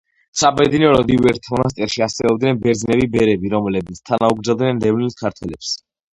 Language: Georgian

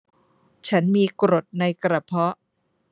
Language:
Thai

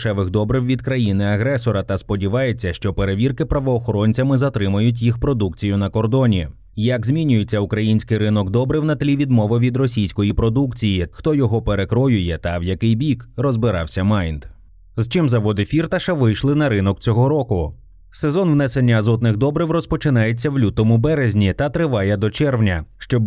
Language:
Ukrainian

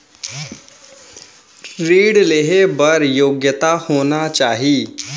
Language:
Chhattisgarhi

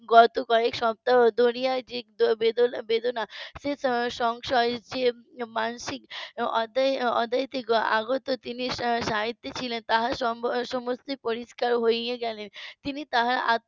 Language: Bangla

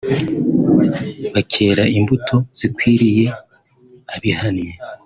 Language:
Kinyarwanda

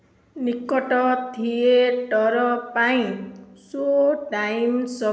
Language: Odia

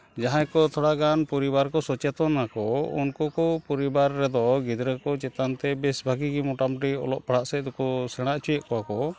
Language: Santali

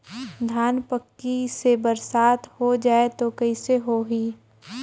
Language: Chhattisgarhi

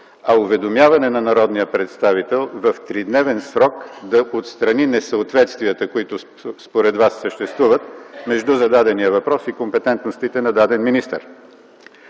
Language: Bulgarian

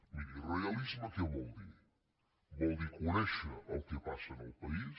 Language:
Catalan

